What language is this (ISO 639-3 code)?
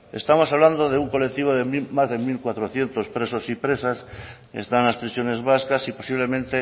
spa